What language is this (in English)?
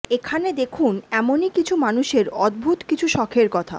Bangla